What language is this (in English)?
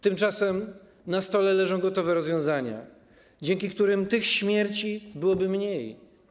Polish